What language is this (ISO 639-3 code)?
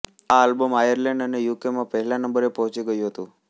guj